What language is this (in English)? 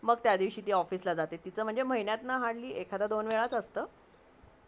Marathi